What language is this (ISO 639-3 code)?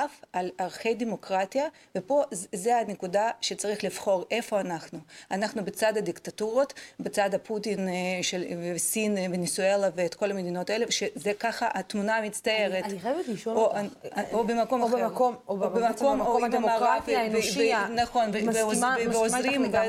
heb